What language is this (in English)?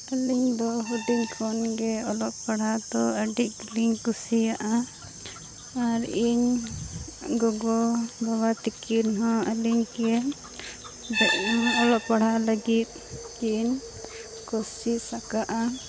Santali